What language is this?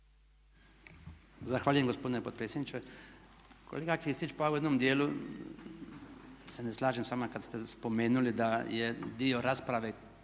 Croatian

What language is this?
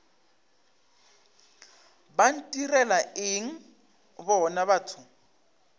Northern Sotho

